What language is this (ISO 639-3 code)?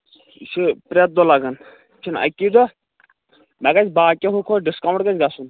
kas